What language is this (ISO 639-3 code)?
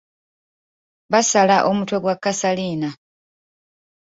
lug